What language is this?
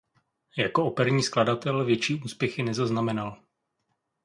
Czech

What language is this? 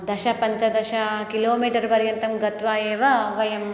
Sanskrit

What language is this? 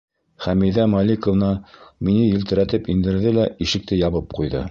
Bashkir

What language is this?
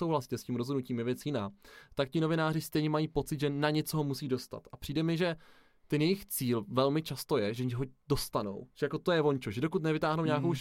Czech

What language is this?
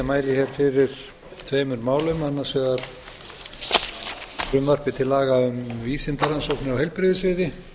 Icelandic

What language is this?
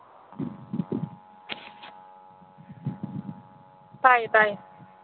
Manipuri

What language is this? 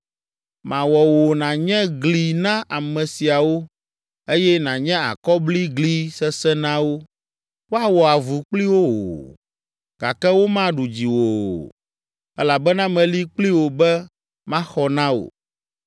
Ewe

